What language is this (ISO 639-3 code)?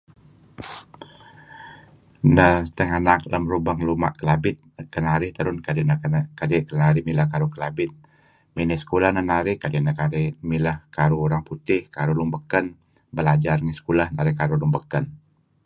kzi